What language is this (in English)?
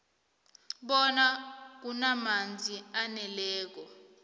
South Ndebele